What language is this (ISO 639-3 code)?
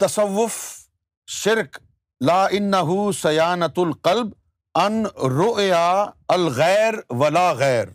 urd